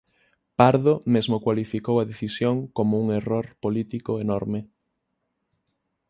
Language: Galician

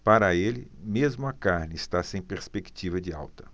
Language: Portuguese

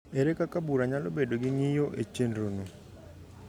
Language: Luo (Kenya and Tanzania)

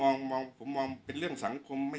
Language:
Thai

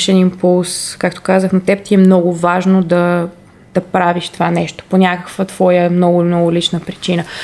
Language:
Bulgarian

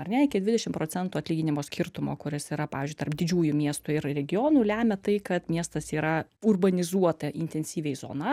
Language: Lithuanian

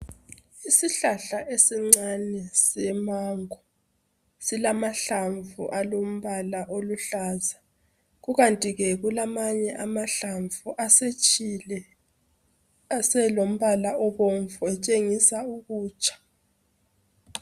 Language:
North Ndebele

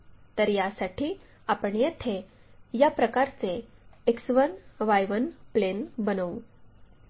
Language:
Marathi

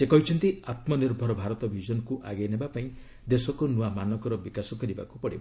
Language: Odia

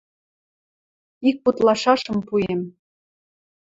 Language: Western Mari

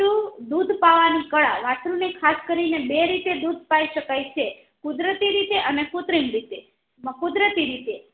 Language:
Gujarati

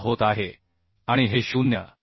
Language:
Marathi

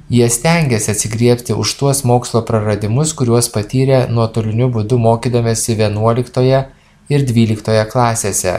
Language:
Lithuanian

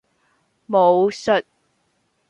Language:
Cantonese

